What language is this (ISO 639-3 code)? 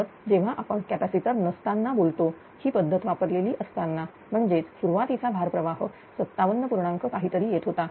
mar